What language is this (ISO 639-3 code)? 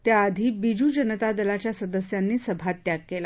mar